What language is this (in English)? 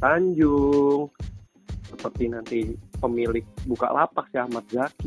Indonesian